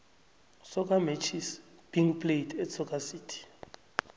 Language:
South Ndebele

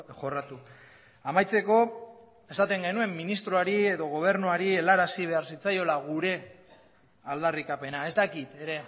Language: Basque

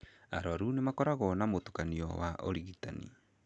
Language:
Kikuyu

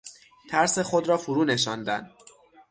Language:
Persian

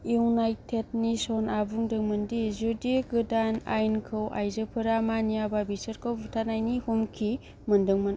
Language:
Bodo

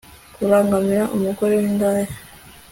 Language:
Kinyarwanda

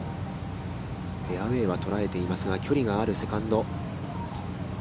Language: Japanese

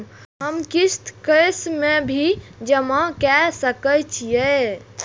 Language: Maithili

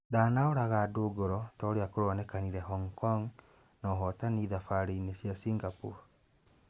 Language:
Kikuyu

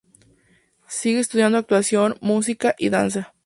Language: Spanish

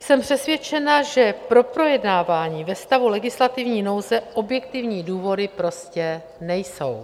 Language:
Czech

